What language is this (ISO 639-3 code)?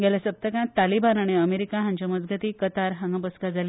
kok